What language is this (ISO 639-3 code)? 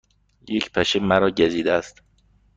fas